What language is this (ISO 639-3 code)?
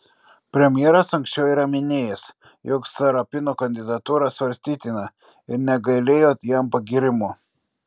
lit